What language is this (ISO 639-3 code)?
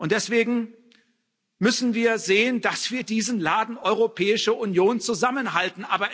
deu